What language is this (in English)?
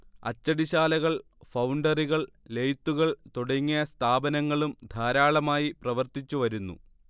Malayalam